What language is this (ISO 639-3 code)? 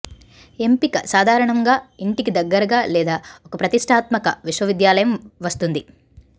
tel